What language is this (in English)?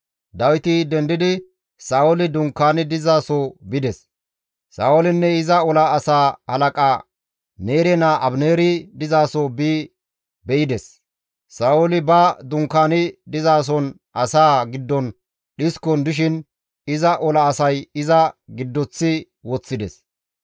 Gamo